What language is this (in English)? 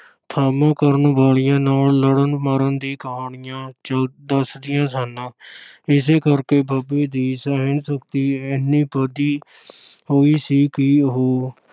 Punjabi